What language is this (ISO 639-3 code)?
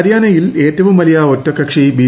mal